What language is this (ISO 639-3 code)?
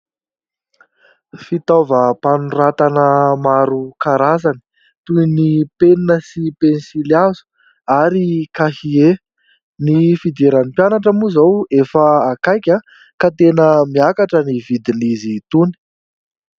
mlg